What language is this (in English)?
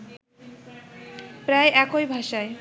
Bangla